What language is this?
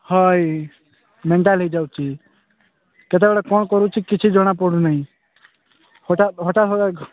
Odia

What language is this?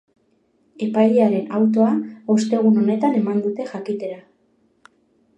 Basque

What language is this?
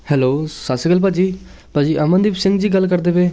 Punjabi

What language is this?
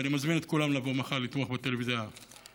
Hebrew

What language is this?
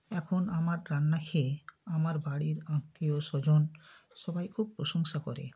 Bangla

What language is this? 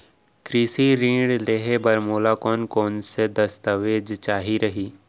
Chhattisgarhi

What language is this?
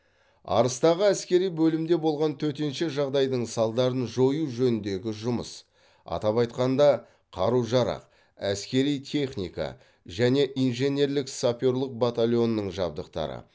Kazakh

